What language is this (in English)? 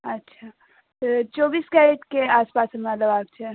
Maithili